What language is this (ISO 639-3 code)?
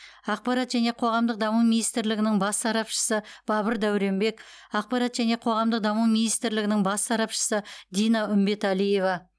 kaz